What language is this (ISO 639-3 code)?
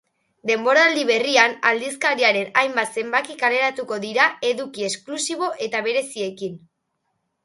eus